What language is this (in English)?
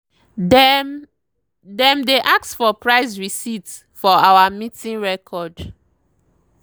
Nigerian Pidgin